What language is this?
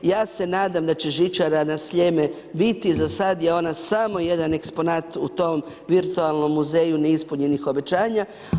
Croatian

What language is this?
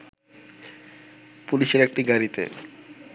Bangla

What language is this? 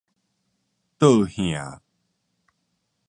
Min Nan Chinese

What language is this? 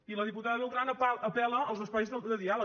Catalan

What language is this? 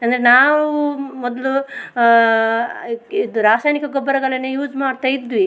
Kannada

